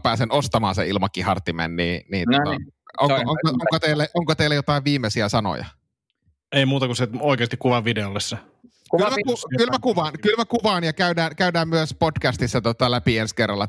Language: Finnish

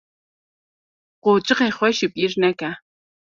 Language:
Kurdish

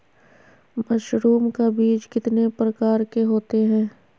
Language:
Magahi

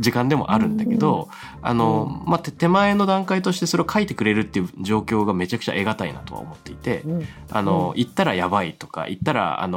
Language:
Japanese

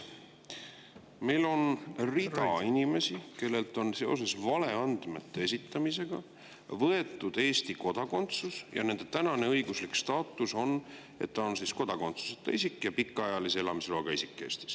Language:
Estonian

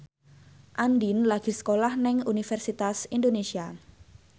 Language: Javanese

